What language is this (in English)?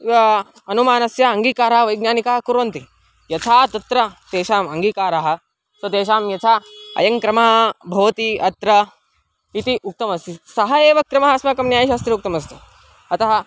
Sanskrit